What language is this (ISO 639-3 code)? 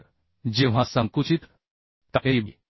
mar